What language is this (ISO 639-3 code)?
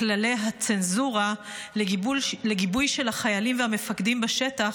heb